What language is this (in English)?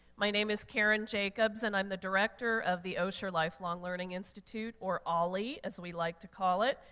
English